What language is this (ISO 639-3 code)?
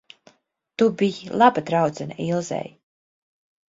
lav